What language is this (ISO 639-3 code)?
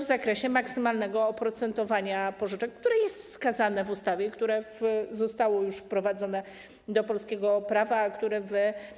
pol